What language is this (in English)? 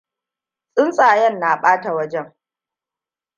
Hausa